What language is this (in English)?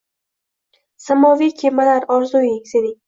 Uzbek